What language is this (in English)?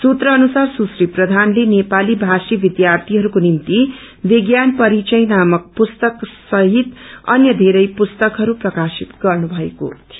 Nepali